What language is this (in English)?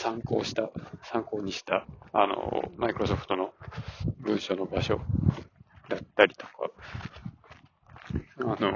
Japanese